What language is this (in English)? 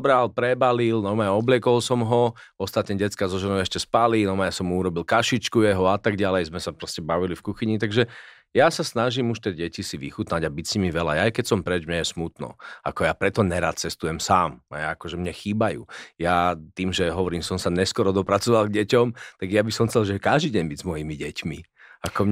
Slovak